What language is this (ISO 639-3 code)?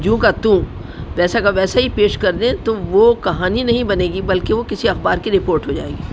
urd